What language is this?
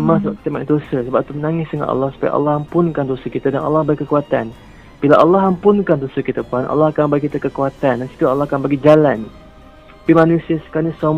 Malay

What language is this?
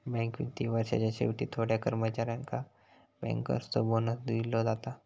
Marathi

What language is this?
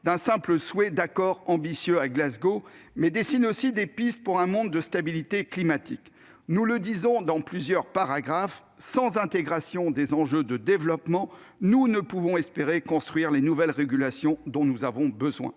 French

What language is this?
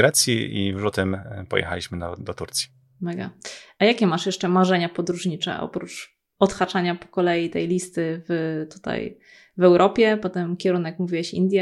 Polish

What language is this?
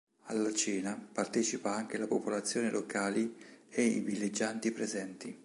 Italian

